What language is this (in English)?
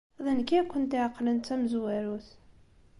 Kabyle